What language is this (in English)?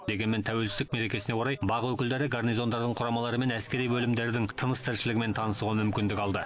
Kazakh